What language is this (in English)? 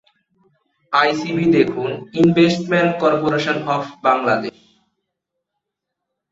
Bangla